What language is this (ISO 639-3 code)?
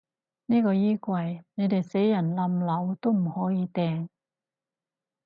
yue